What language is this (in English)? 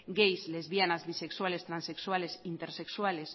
Spanish